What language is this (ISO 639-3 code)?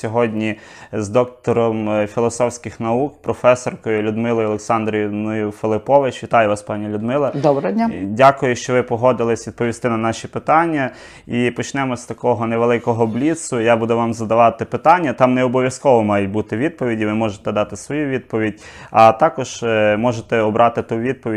ukr